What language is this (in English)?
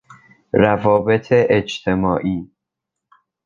Persian